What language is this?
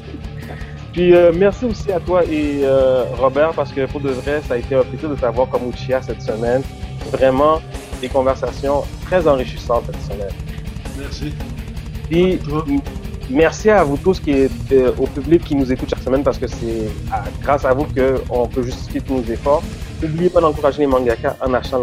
French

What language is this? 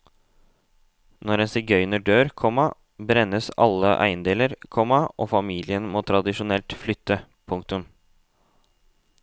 Norwegian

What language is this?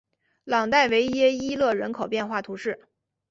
Chinese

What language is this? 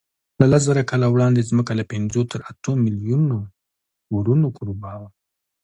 Pashto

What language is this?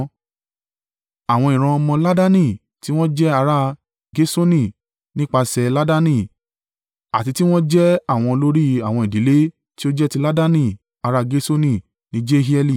Yoruba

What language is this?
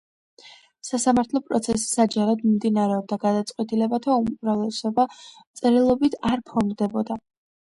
Georgian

